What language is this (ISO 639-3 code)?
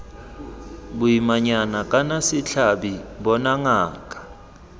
tsn